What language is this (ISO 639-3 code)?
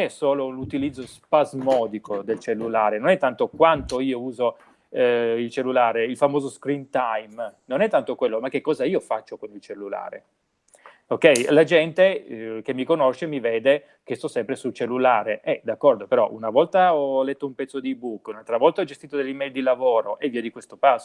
ita